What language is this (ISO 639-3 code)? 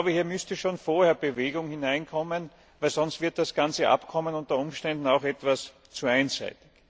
deu